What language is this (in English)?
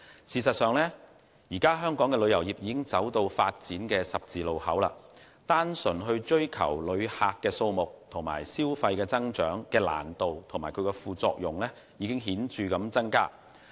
Cantonese